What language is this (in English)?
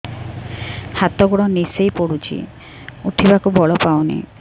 Odia